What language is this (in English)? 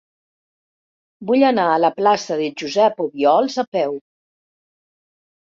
Catalan